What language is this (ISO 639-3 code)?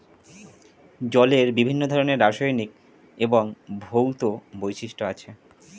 ben